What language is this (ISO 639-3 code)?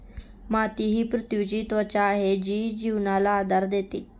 mar